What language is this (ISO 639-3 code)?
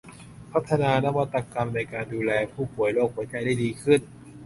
tha